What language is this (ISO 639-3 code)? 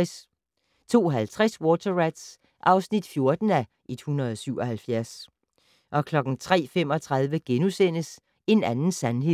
dan